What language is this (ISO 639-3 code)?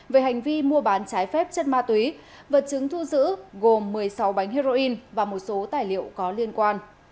vie